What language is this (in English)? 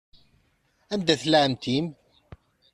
Kabyle